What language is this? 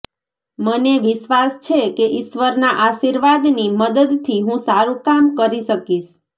Gujarati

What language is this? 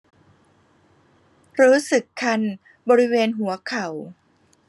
Thai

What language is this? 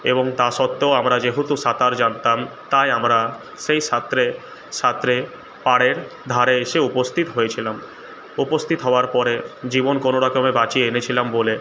Bangla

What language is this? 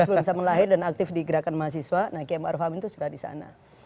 Indonesian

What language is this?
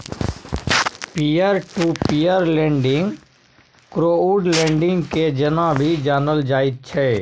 Maithili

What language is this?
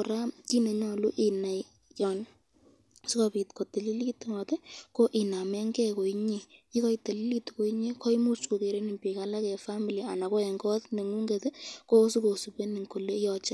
Kalenjin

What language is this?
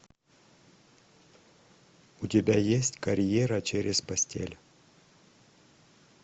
Russian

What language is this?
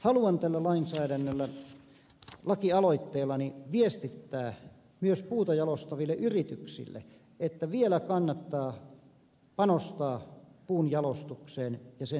Finnish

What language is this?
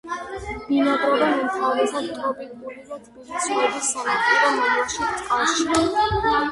Georgian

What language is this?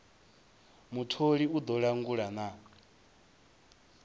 Venda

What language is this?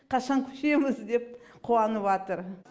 Kazakh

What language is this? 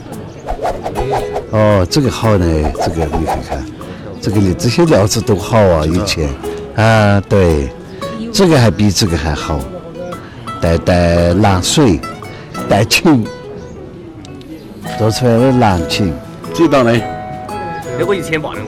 Chinese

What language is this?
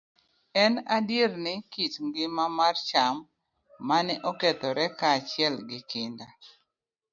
Luo (Kenya and Tanzania)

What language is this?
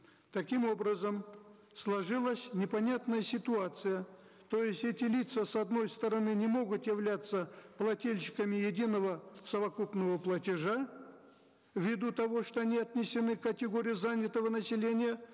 Kazakh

